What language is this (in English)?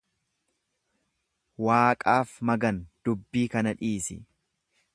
Oromo